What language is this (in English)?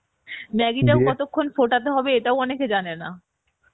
Bangla